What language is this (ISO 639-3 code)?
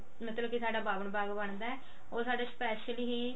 pan